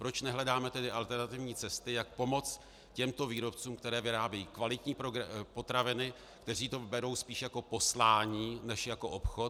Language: Czech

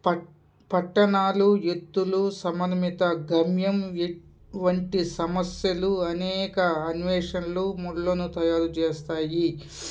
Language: Telugu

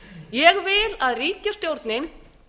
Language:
Icelandic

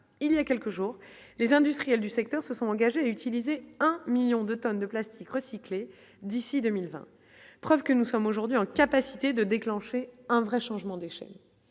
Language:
French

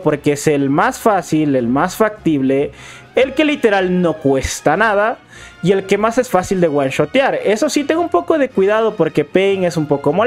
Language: Spanish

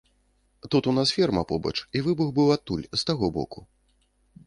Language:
Belarusian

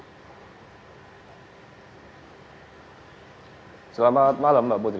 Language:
Indonesian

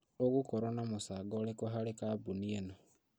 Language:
Kikuyu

